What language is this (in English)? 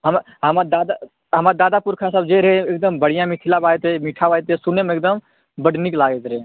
Maithili